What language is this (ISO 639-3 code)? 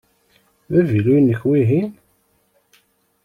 kab